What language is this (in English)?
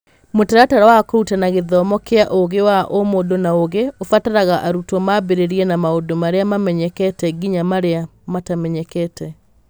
Kikuyu